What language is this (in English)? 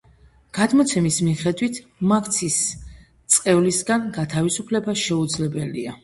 Georgian